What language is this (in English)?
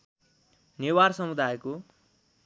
Nepali